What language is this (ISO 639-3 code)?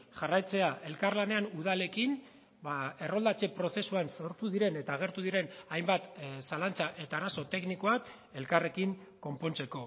eus